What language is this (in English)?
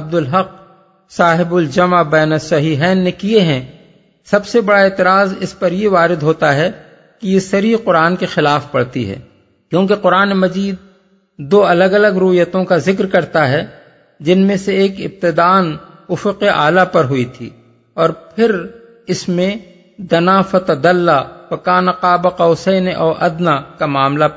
Urdu